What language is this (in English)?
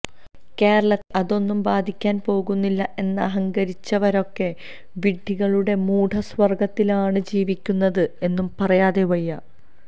Malayalam